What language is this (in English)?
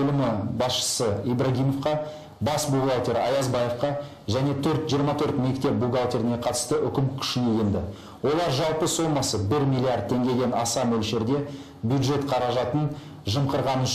Turkish